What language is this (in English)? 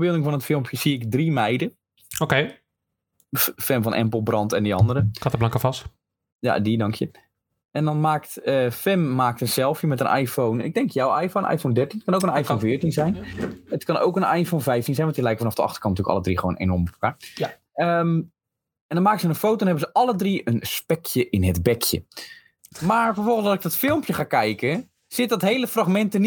Dutch